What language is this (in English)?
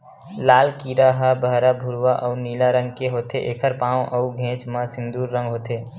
Chhattisgarhi